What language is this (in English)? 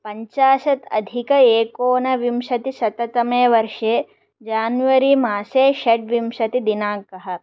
Sanskrit